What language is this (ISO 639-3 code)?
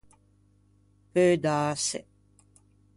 lij